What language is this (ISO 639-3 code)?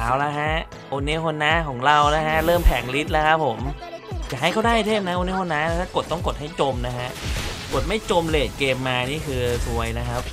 tha